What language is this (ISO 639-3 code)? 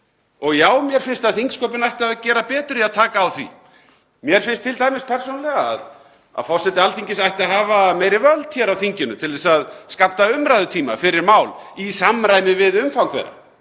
isl